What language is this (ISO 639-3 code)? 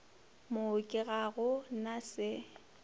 nso